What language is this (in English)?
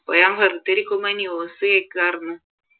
Malayalam